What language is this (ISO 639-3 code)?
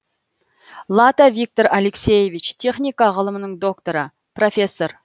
kaz